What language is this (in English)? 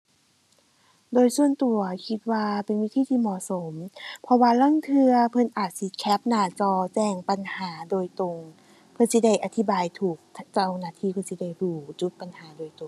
Thai